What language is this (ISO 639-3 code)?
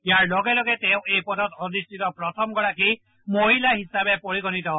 asm